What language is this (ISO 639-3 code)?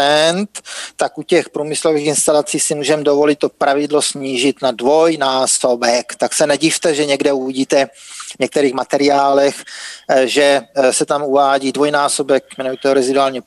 ces